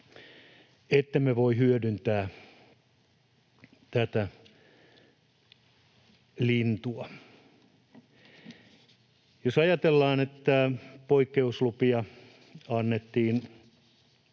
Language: Finnish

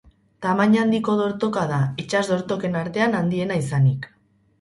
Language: Basque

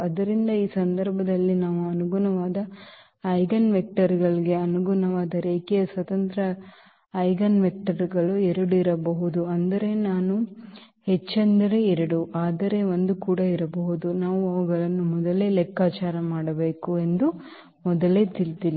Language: Kannada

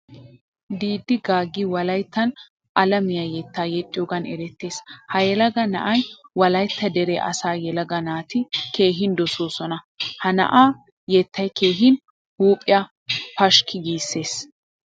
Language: Wolaytta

